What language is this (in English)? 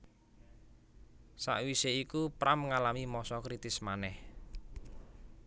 Javanese